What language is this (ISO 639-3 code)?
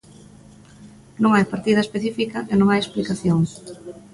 glg